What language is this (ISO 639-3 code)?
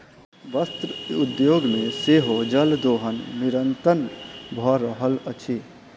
mai